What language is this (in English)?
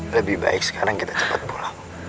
Indonesian